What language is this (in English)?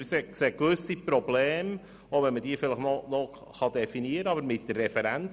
Swiss German